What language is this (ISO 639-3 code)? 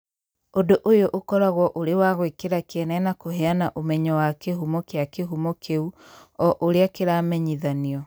kik